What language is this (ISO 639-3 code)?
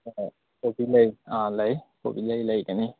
mni